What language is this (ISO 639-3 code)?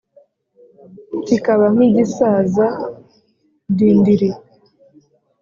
kin